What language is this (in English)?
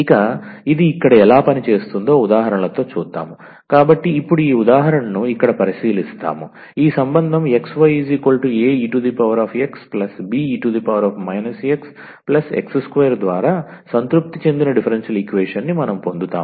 Telugu